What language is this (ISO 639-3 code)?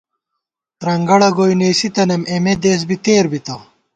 gwt